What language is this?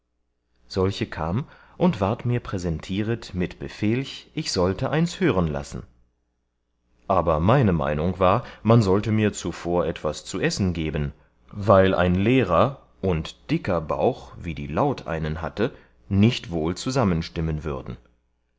German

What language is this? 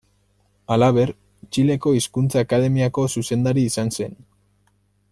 Basque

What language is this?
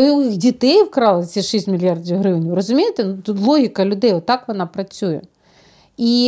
Ukrainian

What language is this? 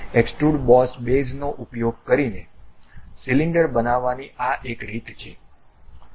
Gujarati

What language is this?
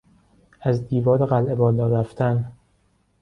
Persian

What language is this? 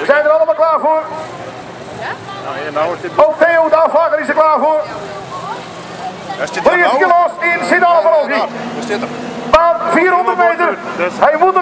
Dutch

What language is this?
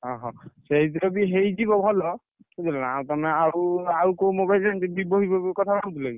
Odia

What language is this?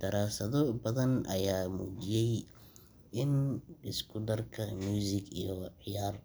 Somali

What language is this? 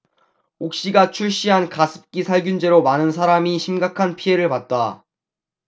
Korean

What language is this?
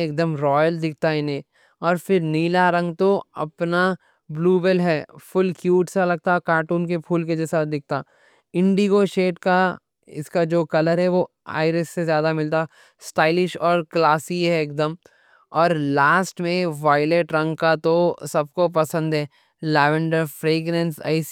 Deccan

